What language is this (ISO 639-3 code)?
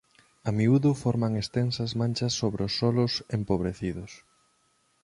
glg